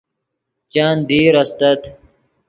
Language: Yidgha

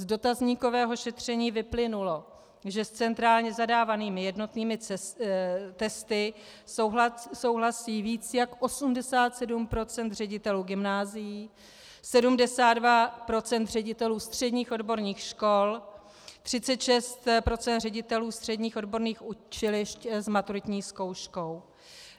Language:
Czech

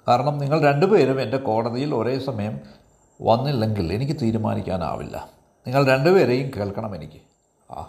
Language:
Malayalam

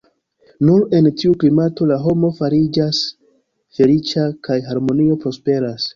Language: Esperanto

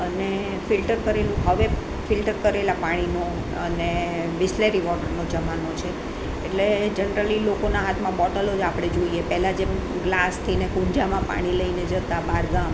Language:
Gujarati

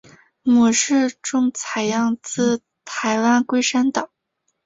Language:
Chinese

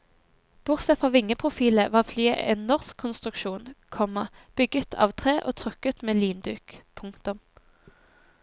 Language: Norwegian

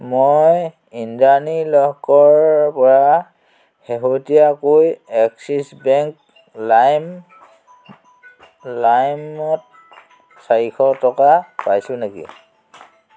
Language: Assamese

